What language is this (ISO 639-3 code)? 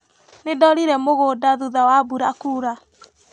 kik